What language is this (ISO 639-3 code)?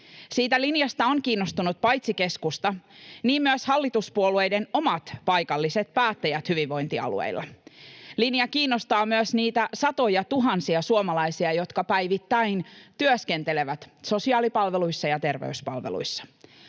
fin